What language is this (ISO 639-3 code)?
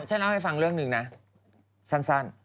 tha